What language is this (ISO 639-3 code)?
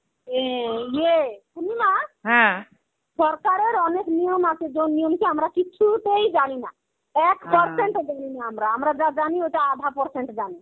ben